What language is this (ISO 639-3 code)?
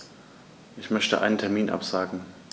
deu